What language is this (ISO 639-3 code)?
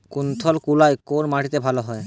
ben